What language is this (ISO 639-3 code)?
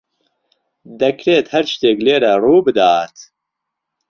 ckb